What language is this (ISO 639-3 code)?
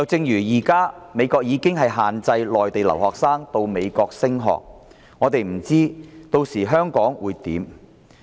yue